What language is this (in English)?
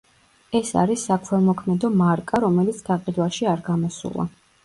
Georgian